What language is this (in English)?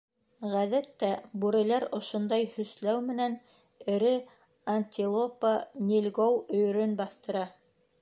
Bashkir